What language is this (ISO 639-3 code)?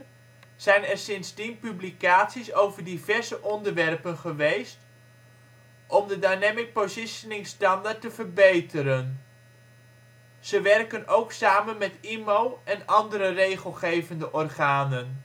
nld